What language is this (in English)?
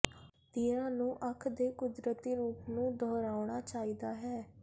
Punjabi